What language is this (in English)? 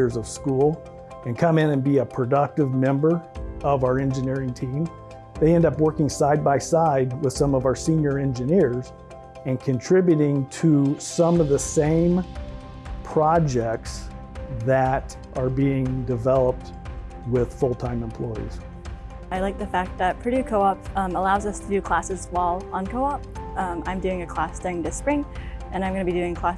English